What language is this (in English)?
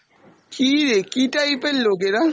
Bangla